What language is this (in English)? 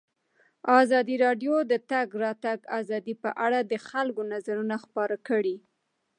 Pashto